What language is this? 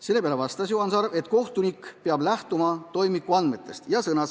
Estonian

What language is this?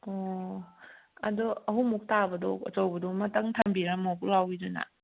Manipuri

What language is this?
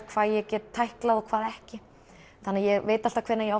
Icelandic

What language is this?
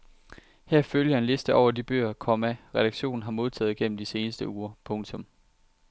Danish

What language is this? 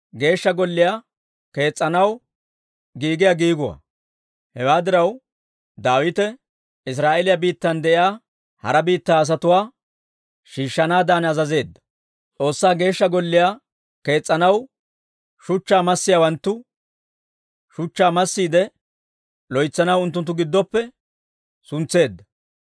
Dawro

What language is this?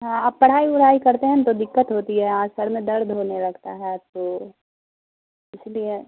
Urdu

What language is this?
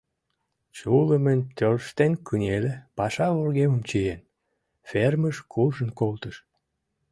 Mari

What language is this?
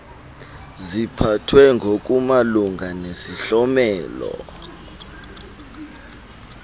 Xhosa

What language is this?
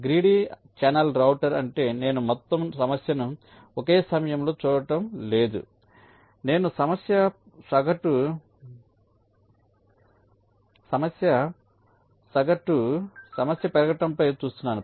Telugu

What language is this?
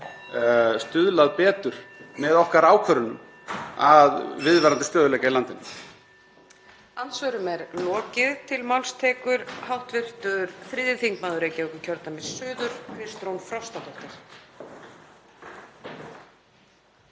Icelandic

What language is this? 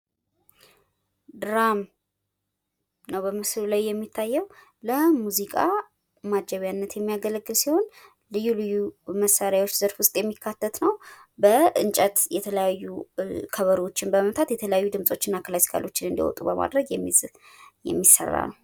Amharic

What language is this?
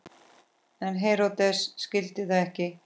Icelandic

